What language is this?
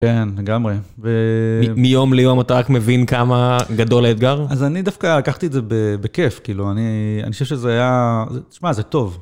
Hebrew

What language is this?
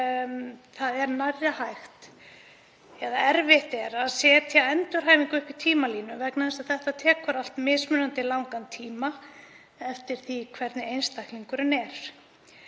Icelandic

